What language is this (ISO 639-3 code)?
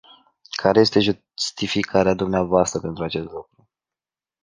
ron